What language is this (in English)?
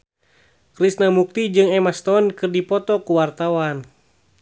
Sundanese